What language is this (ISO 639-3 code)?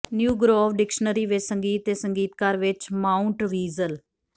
pan